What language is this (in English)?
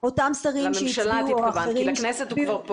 Hebrew